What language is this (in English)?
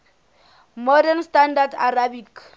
Southern Sotho